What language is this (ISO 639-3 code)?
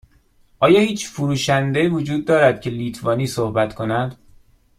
fas